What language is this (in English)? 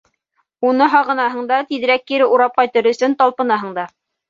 Bashkir